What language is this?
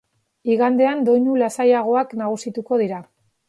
Basque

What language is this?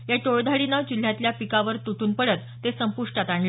Marathi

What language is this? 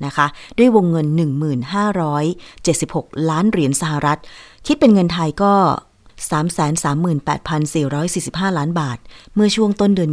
Thai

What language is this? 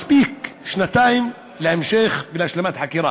Hebrew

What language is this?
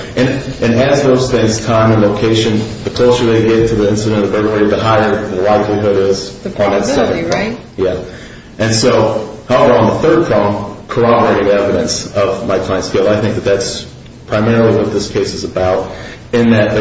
English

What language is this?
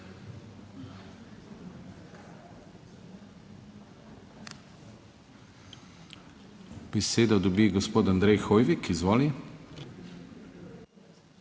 Slovenian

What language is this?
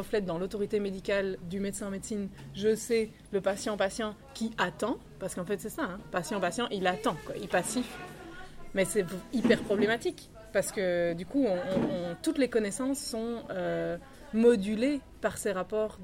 French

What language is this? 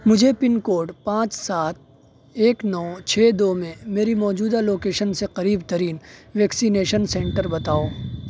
Urdu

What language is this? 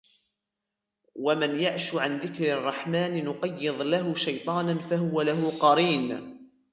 Arabic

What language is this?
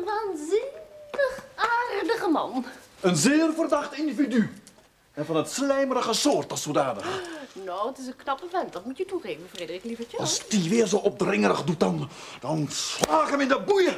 Dutch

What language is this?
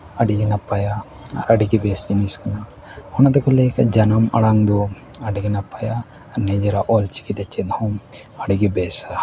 Santali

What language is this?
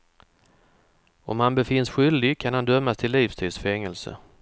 Swedish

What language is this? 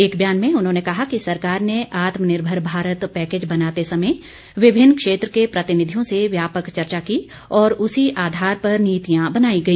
Hindi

